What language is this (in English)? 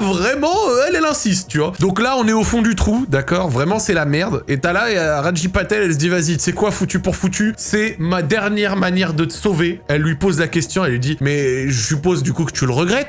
French